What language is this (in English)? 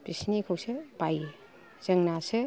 Bodo